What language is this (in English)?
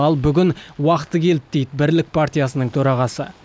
Kazakh